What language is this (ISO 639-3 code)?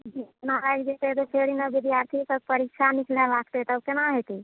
mai